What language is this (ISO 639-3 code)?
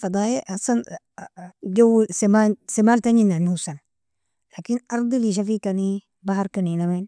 fia